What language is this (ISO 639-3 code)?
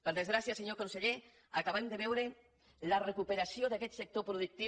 cat